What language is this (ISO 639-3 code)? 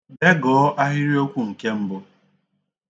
ibo